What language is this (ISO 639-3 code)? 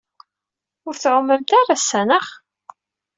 kab